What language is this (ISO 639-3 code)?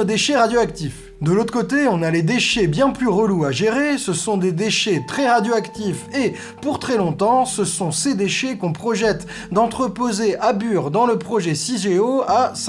fra